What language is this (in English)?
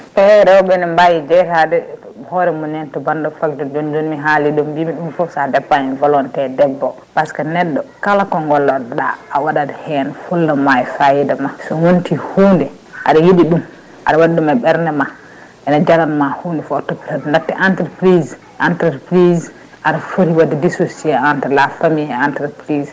Fula